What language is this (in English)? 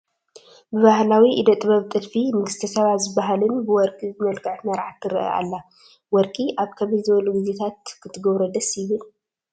Tigrinya